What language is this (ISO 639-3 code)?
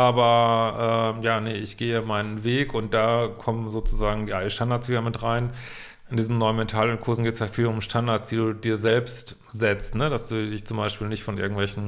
deu